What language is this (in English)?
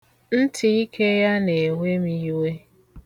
Igbo